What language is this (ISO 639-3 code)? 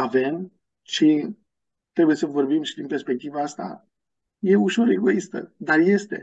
ron